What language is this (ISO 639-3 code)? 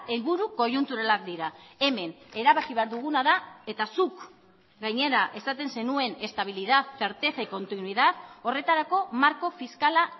eus